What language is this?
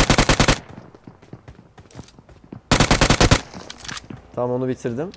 Turkish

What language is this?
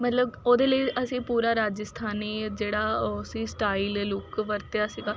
Punjabi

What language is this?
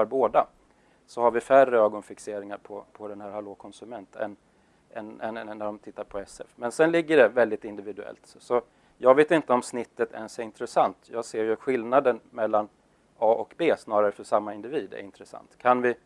Swedish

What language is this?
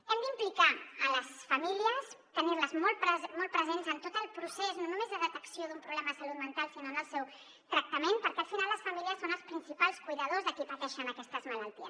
Catalan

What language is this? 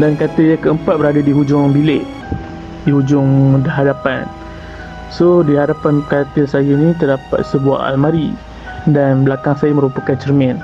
Malay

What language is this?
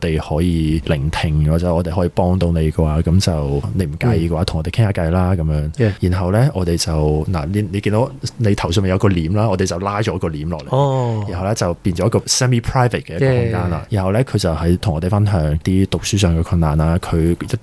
Chinese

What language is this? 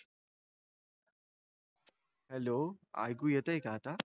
Marathi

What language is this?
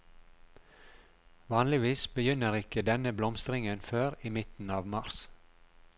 Norwegian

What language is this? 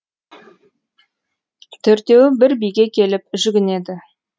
Kazakh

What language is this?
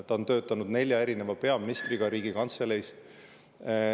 Estonian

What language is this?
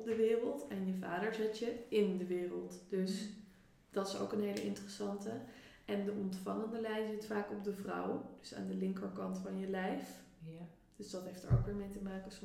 Dutch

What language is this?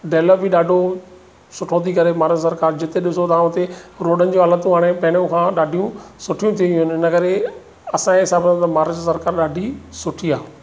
Sindhi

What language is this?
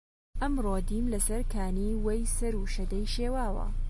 Central Kurdish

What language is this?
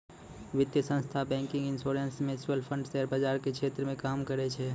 Maithili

